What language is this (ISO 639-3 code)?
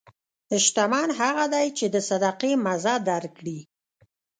pus